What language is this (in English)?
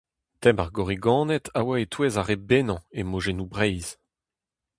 Breton